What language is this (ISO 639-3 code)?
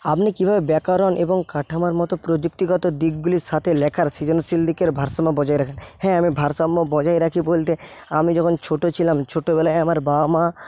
ben